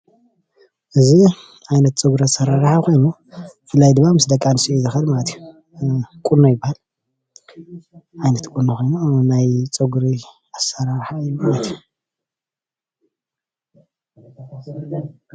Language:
Tigrinya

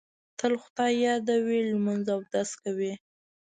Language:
Pashto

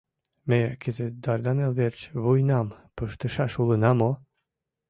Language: Mari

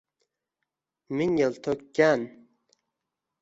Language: Uzbek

